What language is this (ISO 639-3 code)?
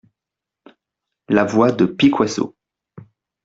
fra